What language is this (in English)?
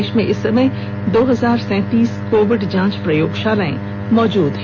Hindi